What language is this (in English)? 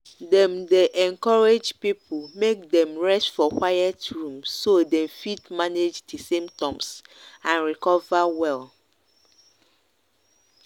Nigerian Pidgin